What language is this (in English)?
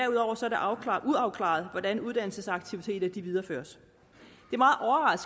Danish